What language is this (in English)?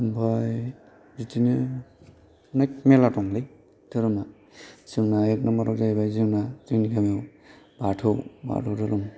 Bodo